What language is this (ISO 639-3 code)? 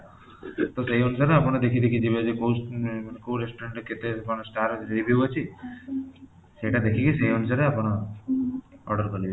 ori